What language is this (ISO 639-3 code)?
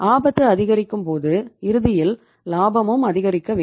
tam